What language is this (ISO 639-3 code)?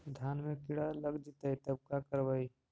mag